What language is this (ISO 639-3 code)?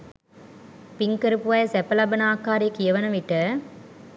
sin